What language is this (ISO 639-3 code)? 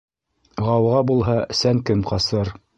bak